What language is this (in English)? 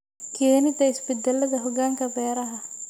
Somali